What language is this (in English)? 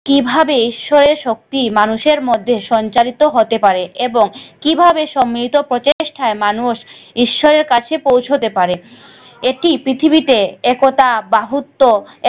Bangla